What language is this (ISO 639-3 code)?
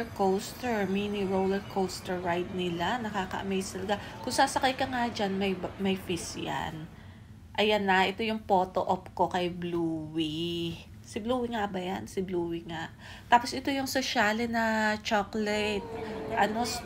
fil